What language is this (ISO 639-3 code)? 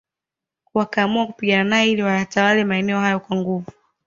swa